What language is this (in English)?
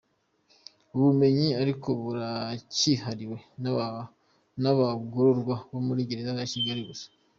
Kinyarwanda